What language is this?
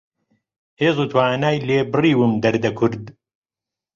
Central Kurdish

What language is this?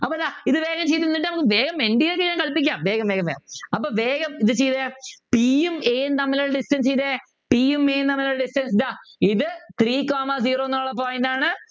Malayalam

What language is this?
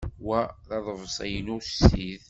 Kabyle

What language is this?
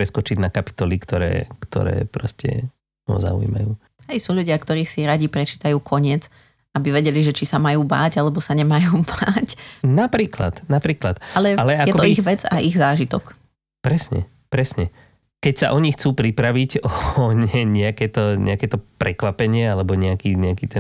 Slovak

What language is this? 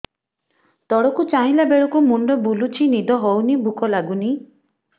Odia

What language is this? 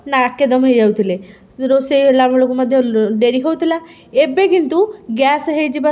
Odia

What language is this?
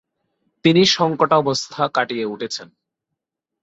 Bangla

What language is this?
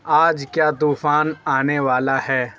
Urdu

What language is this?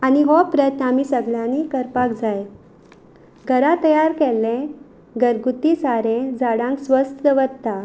Konkani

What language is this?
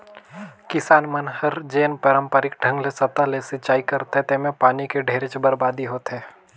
Chhattisgarhi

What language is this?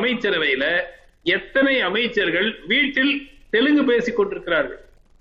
Tamil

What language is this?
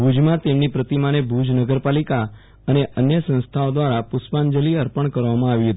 Gujarati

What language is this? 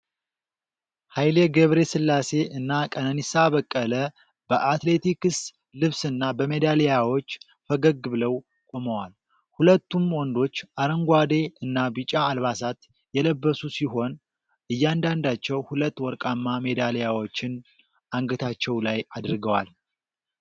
Amharic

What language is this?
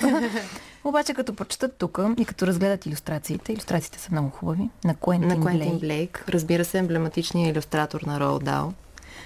Bulgarian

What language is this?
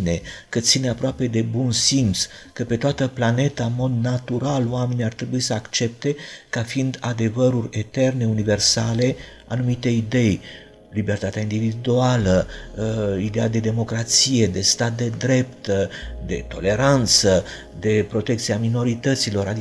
Romanian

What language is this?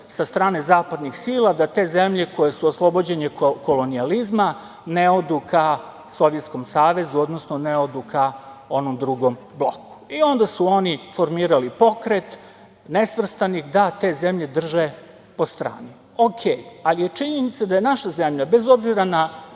Serbian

